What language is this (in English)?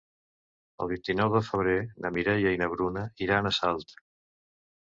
Catalan